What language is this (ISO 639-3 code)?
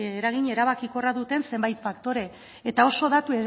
eus